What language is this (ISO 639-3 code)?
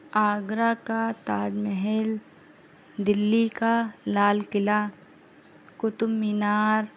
urd